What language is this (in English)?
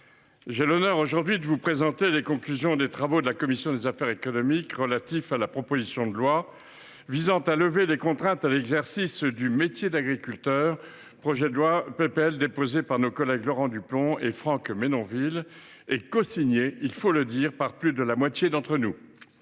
French